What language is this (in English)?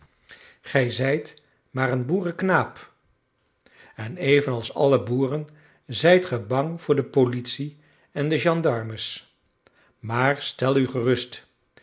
Dutch